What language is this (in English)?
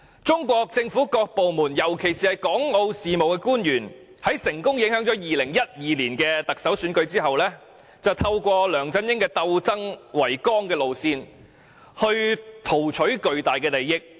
Cantonese